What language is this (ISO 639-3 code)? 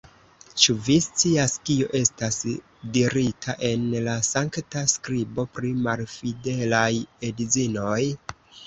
epo